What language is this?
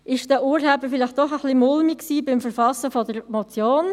Swiss German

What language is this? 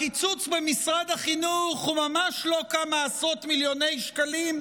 Hebrew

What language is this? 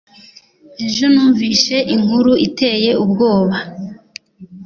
Kinyarwanda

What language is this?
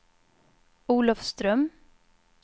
Swedish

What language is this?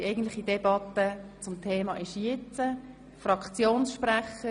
Swiss German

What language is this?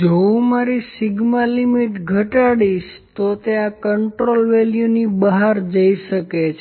Gujarati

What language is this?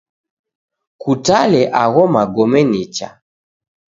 Taita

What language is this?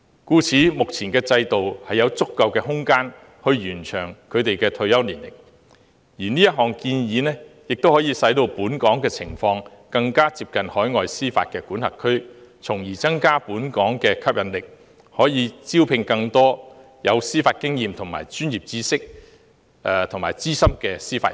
Cantonese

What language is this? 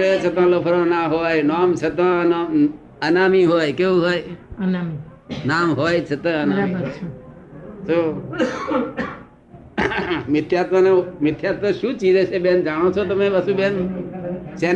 Gujarati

